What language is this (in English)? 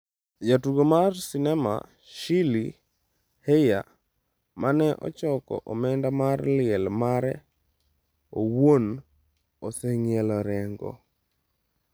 Luo (Kenya and Tanzania)